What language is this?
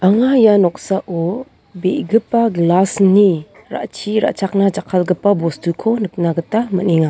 Garo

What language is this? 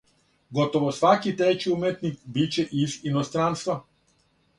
Serbian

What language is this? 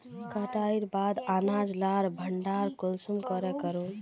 Magahi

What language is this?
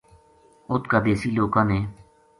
Gujari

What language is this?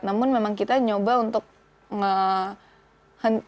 Indonesian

